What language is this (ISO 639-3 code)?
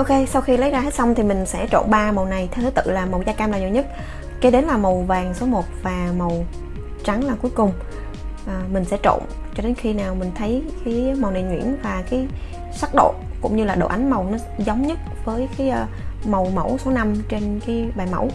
vie